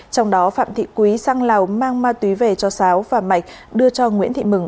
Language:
Vietnamese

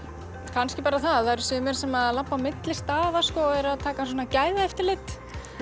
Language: Icelandic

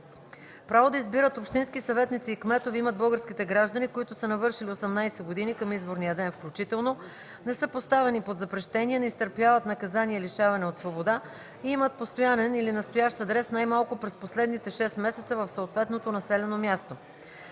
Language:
Bulgarian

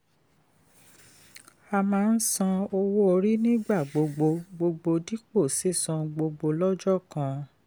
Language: Yoruba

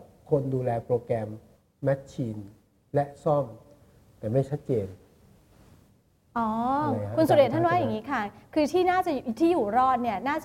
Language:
Thai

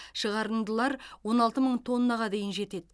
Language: Kazakh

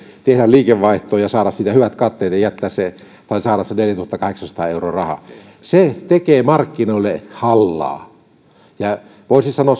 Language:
Finnish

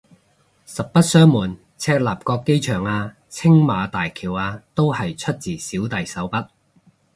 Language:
Cantonese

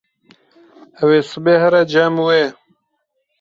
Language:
Kurdish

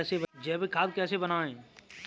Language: Hindi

